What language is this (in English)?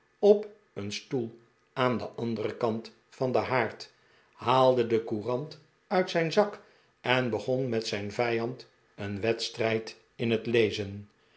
Dutch